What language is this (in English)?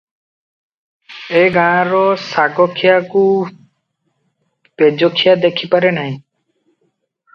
Odia